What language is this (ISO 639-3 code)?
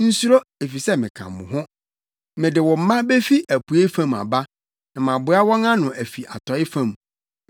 aka